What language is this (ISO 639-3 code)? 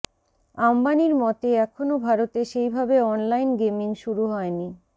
ben